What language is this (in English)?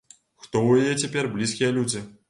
Belarusian